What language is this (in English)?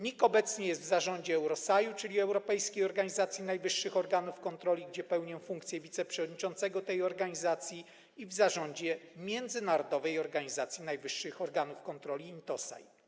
Polish